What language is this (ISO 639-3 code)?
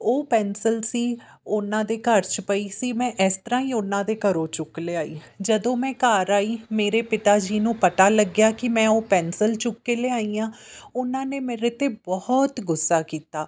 pan